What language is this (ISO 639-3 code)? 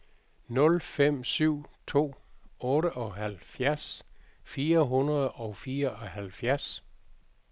dan